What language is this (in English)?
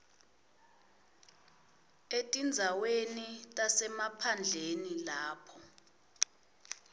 Swati